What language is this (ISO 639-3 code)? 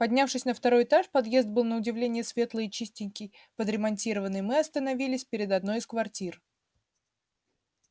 rus